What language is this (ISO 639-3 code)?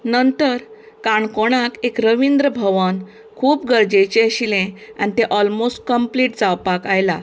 kok